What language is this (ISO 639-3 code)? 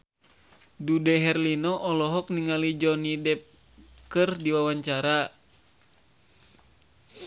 sun